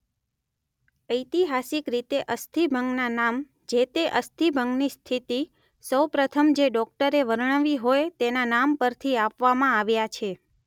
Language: Gujarati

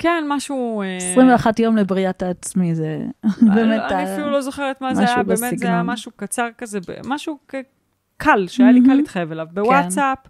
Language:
Hebrew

